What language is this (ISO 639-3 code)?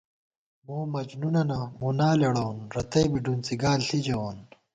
gwt